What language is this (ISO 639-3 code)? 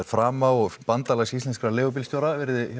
isl